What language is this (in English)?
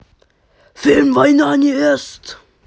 Russian